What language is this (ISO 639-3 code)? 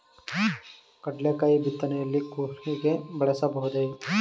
kan